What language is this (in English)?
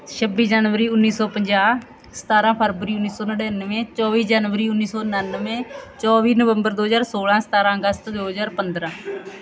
Punjabi